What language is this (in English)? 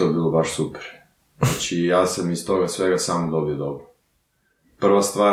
Croatian